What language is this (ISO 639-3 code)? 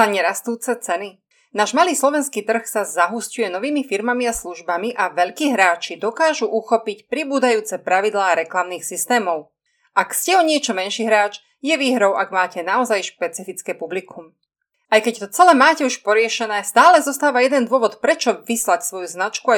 slk